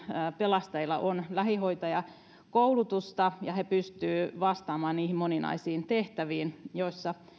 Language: Finnish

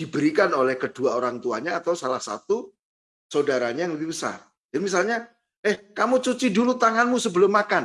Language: Indonesian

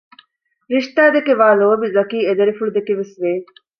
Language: Divehi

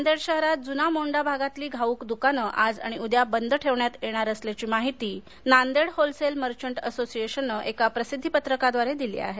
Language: Marathi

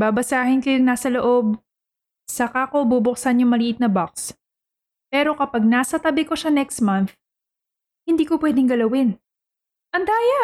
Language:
Filipino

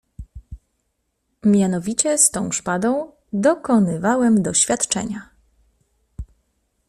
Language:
Polish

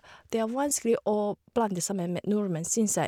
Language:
Norwegian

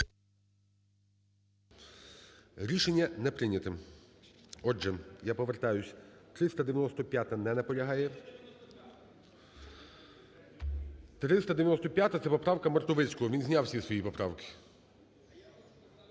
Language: Ukrainian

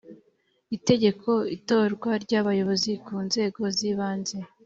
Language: Kinyarwanda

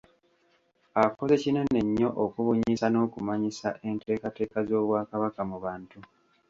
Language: Ganda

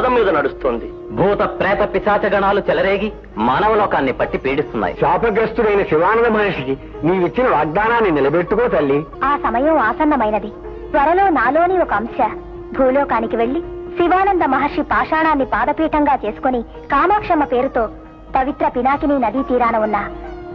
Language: Indonesian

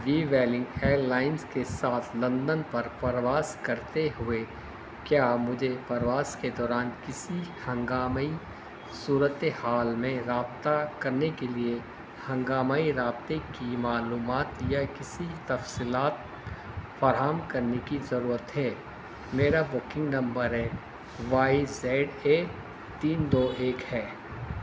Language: Urdu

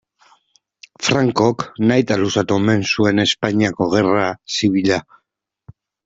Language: Basque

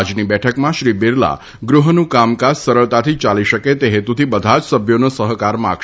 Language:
Gujarati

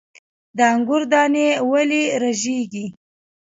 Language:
Pashto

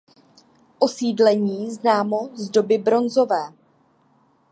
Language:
Czech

